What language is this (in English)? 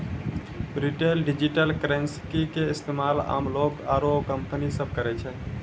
Maithili